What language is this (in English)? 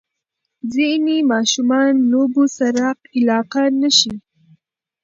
Pashto